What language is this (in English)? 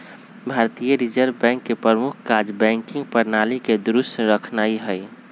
Magahi